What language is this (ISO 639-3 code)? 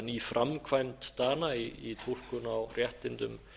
isl